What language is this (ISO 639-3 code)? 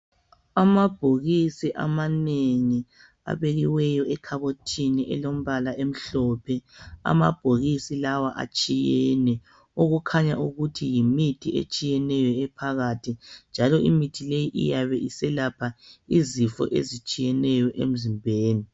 nde